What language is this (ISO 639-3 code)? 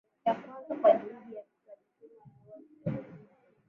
swa